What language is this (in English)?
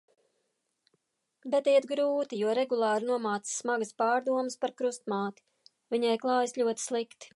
Latvian